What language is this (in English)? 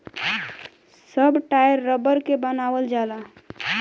Bhojpuri